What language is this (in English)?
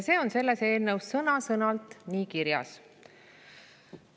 Estonian